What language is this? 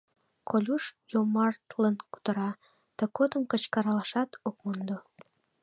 Mari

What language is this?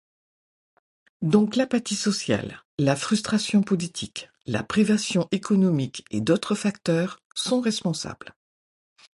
French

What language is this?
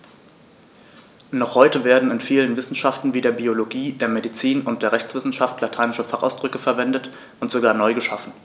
German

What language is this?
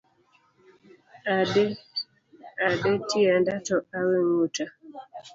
Luo (Kenya and Tanzania)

